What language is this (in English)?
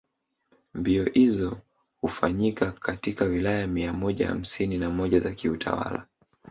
Swahili